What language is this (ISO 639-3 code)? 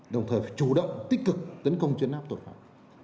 vie